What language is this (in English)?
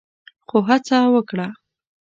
Pashto